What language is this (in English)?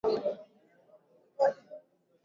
Swahili